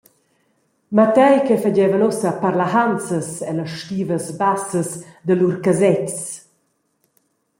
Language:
Romansh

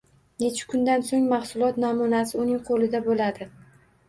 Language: Uzbek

